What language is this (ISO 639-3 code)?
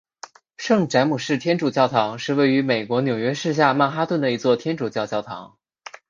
zho